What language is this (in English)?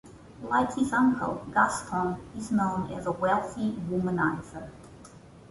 English